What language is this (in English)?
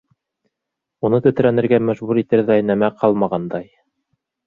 Bashkir